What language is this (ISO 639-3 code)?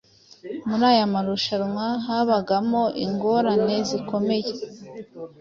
kin